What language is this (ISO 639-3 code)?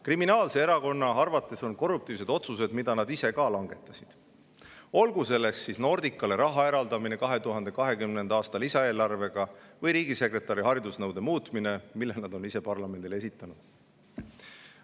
est